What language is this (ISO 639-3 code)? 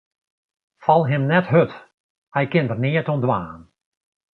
fry